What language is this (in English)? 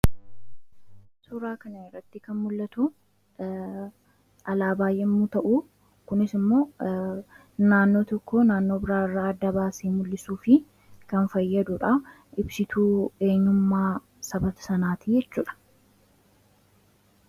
Oromo